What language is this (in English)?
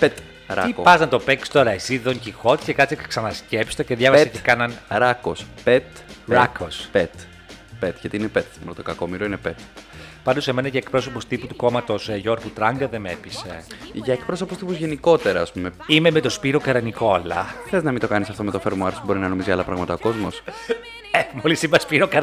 Greek